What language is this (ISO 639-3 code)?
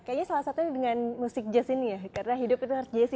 ind